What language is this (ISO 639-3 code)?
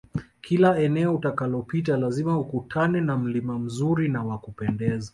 swa